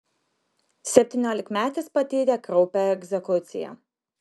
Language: Lithuanian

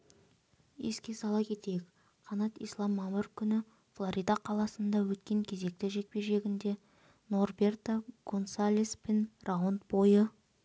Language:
Kazakh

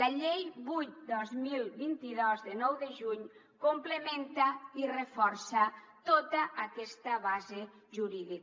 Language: Catalan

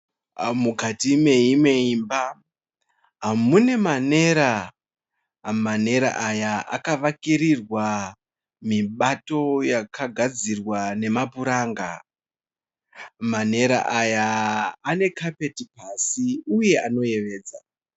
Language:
Shona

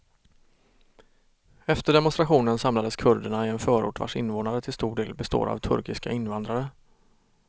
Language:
Swedish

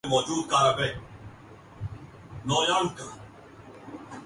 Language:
Urdu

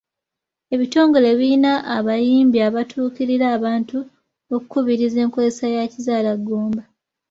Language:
Ganda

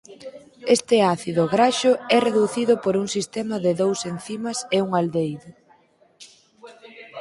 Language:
Galician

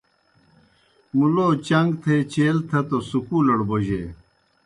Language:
Kohistani Shina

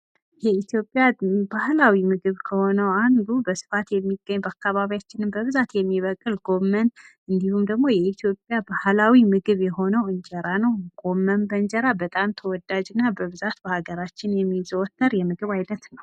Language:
Amharic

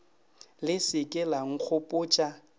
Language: Northern Sotho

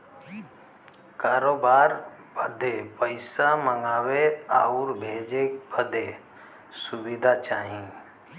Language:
Bhojpuri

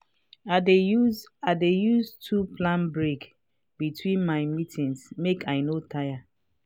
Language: Nigerian Pidgin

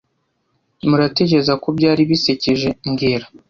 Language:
Kinyarwanda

